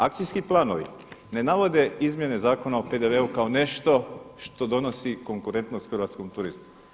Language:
Croatian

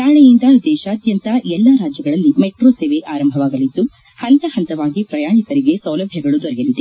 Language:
Kannada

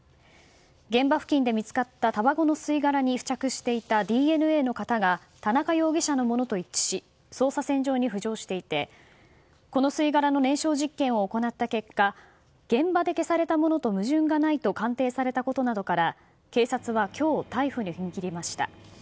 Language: Japanese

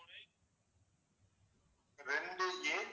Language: Tamil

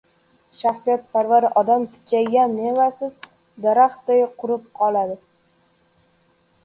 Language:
Uzbek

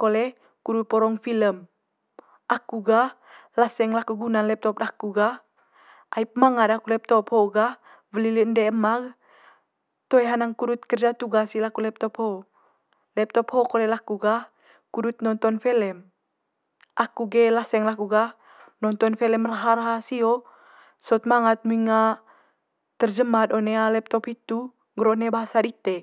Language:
Manggarai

